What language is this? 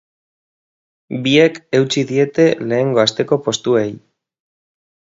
Basque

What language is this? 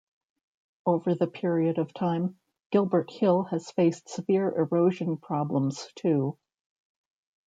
English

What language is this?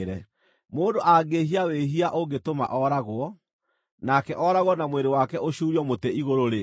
Kikuyu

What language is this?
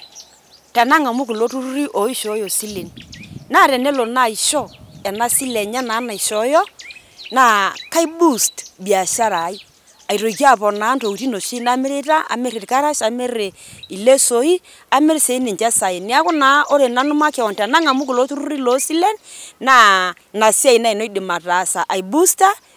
Masai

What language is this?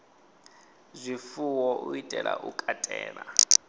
Venda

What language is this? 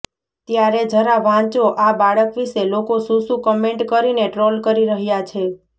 Gujarati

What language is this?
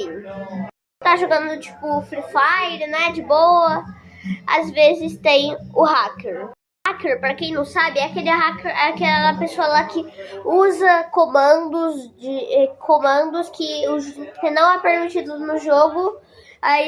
Portuguese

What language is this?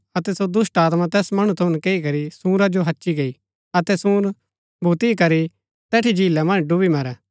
Gaddi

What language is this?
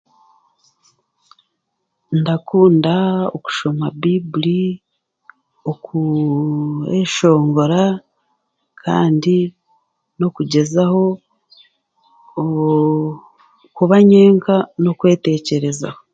Chiga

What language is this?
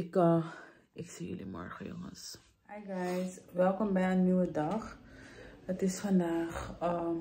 Dutch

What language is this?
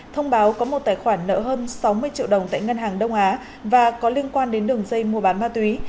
Vietnamese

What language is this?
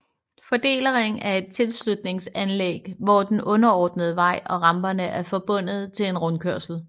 Danish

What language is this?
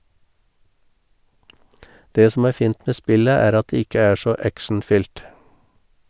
Norwegian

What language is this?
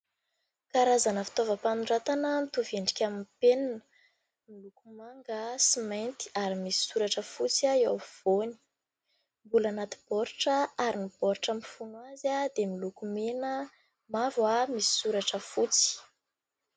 Malagasy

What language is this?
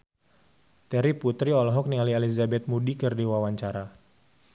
Sundanese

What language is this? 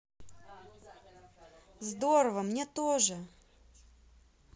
Russian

